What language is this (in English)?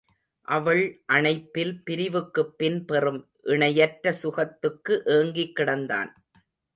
Tamil